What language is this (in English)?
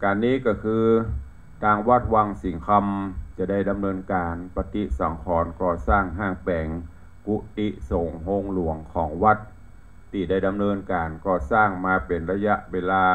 Thai